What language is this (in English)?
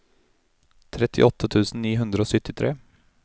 Norwegian